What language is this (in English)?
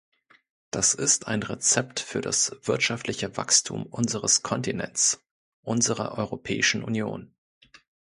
German